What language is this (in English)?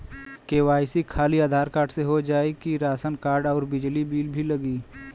Bhojpuri